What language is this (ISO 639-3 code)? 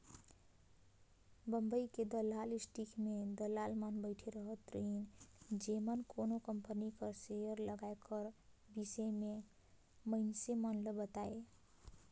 hne